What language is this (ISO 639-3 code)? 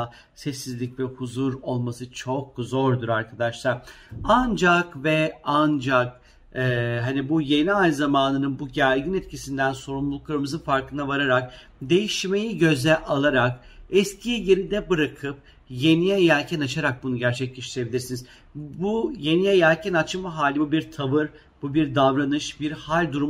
tur